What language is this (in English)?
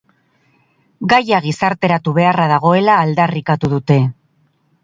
Basque